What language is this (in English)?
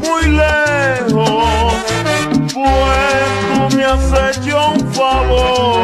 Arabic